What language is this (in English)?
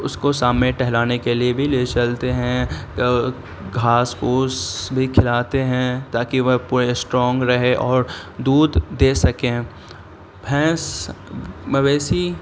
Urdu